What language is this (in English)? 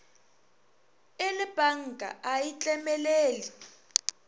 Northern Sotho